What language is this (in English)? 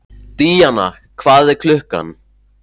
Icelandic